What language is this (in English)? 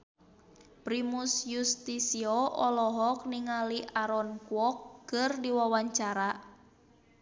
Sundanese